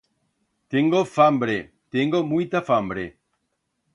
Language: Aragonese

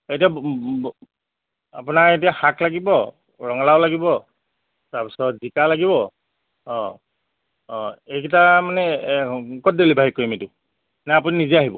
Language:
Assamese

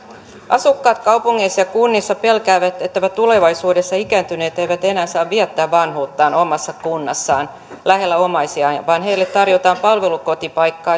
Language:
Finnish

